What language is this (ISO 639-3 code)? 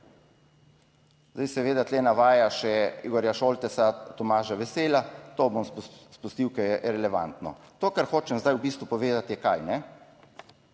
slv